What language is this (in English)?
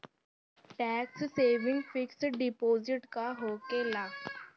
Bhojpuri